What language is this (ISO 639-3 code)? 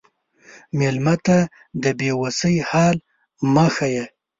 pus